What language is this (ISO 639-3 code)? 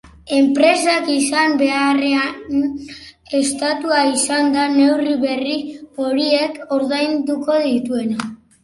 eus